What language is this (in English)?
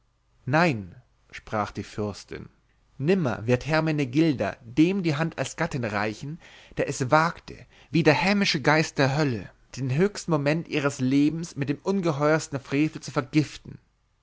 German